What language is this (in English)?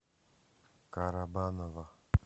Russian